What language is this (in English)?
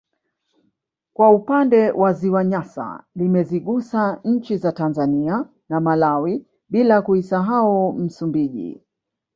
Swahili